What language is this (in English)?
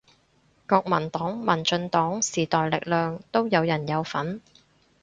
Cantonese